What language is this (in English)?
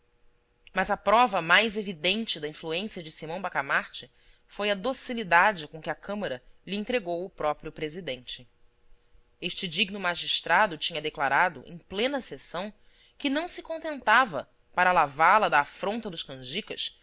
Portuguese